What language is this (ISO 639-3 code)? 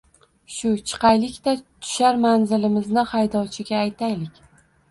uzb